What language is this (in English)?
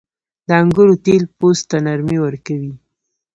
Pashto